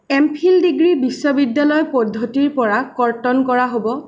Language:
Assamese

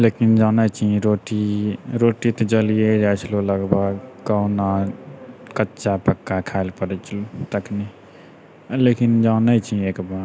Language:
Maithili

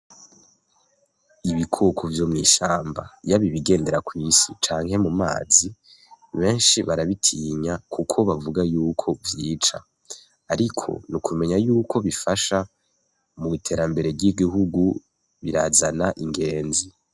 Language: Rundi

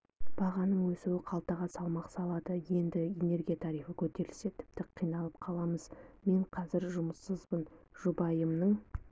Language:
Kazakh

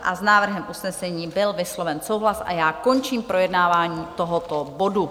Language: Czech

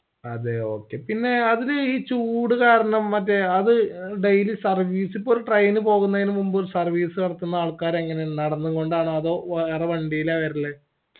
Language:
Malayalam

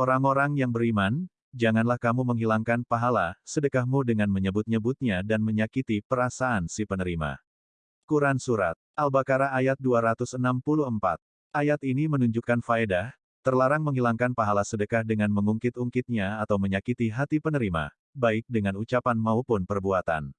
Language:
Indonesian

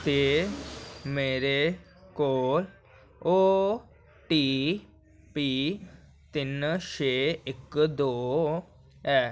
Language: Dogri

